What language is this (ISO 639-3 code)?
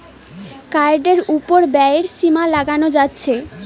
ben